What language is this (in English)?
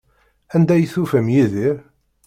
Kabyle